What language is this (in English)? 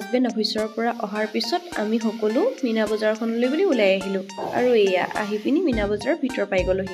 Bangla